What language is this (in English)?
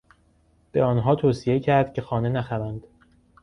Persian